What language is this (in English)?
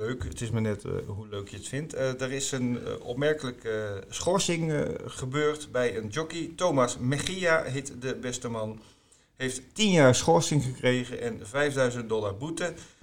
Dutch